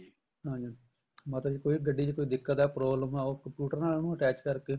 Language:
Punjabi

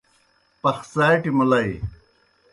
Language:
Kohistani Shina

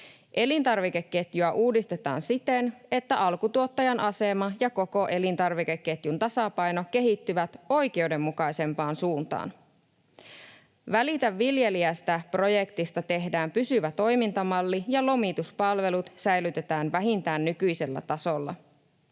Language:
Finnish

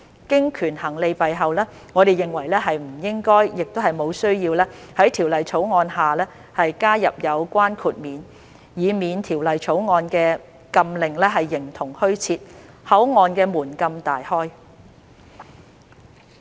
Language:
Cantonese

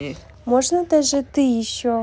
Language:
Russian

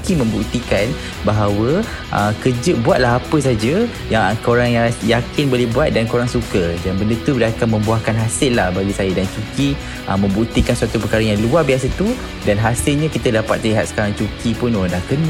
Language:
Malay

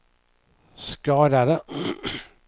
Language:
Swedish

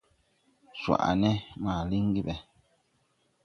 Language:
Tupuri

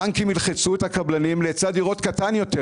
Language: Hebrew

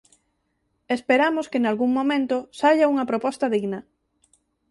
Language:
Galician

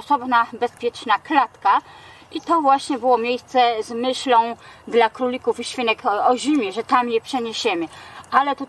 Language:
Polish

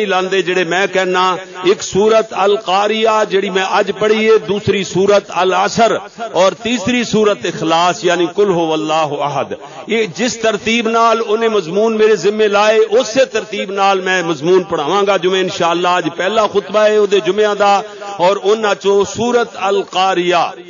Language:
Arabic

